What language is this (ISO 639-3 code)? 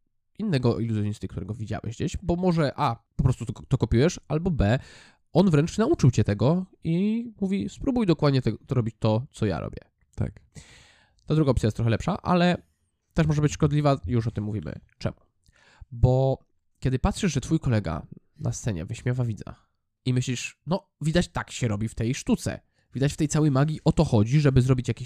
pol